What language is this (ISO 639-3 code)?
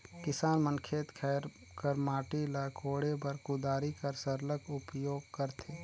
hne